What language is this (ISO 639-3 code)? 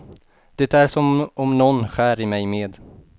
swe